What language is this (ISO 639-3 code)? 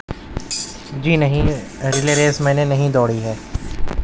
urd